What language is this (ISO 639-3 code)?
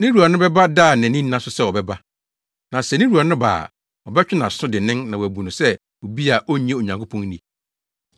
aka